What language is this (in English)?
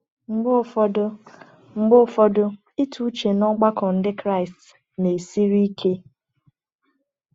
Igbo